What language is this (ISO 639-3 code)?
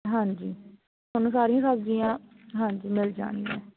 pan